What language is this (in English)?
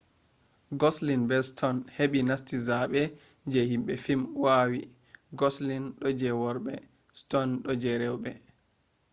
Fula